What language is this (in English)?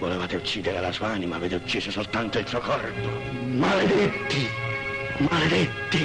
Italian